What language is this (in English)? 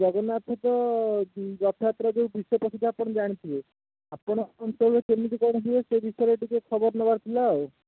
Odia